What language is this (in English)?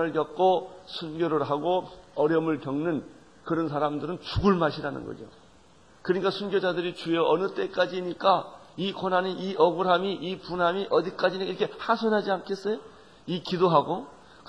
Korean